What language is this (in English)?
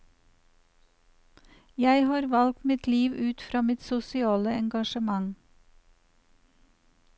Norwegian